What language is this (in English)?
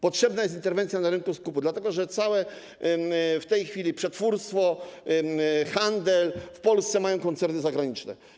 Polish